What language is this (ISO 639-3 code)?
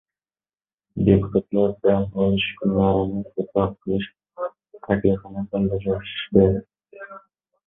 uzb